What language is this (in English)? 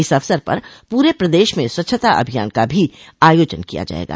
Hindi